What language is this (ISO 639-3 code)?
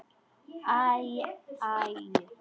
isl